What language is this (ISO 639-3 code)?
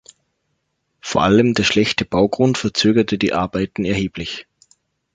deu